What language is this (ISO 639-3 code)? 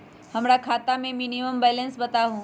mag